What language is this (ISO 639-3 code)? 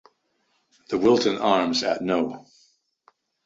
eng